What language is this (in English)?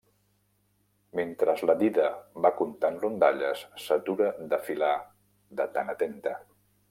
Catalan